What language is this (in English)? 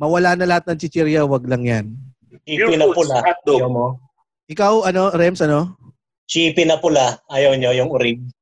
Filipino